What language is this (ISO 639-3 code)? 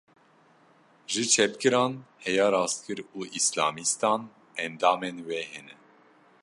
kur